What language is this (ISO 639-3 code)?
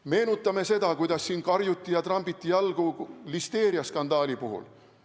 est